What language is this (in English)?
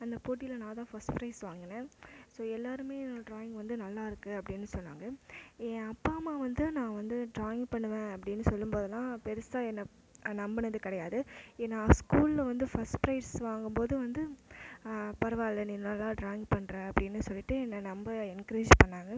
Tamil